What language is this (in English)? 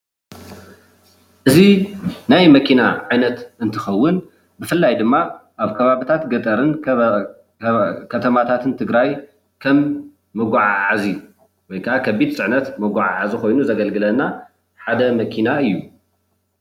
Tigrinya